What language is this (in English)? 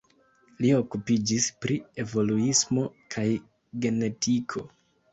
Esperanto